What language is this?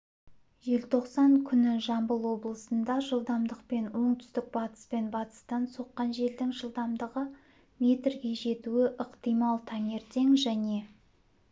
Kazakh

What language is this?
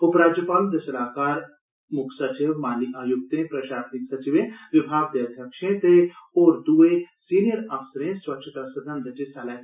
Dogri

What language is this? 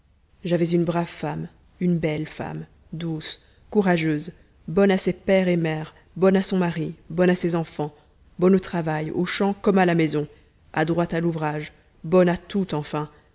French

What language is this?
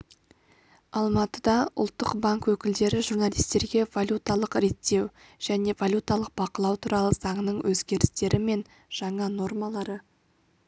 Kazakh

